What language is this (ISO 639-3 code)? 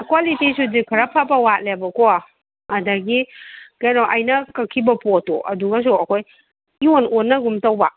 mni